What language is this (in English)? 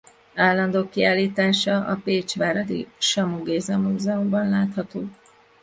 Hungarian